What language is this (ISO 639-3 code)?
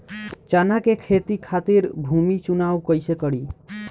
bho